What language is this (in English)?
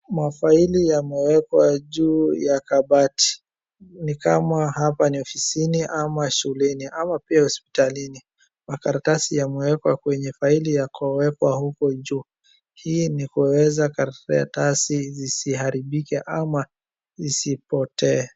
Swahili